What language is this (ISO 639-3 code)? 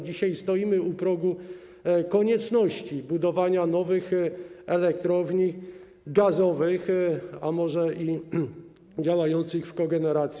pol